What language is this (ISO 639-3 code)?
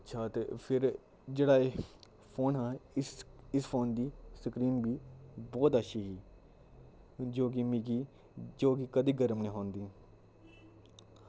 doi